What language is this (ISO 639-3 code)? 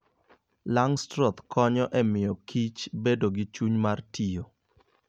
luo